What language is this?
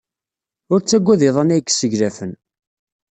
Kabyle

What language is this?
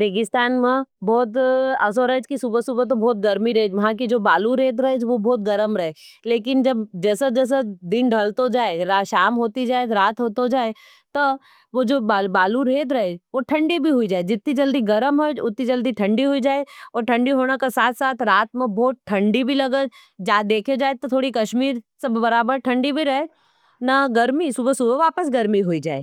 Nimadi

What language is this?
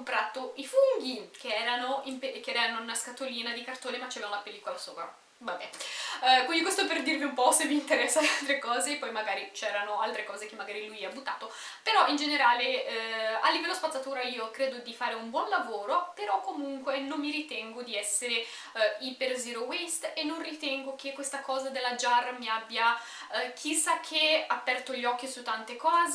Italian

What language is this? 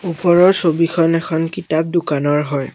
Assamese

